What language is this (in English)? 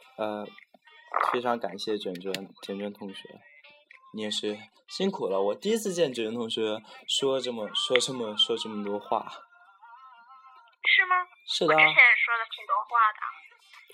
Chinese